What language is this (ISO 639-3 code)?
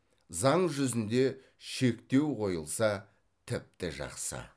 kaz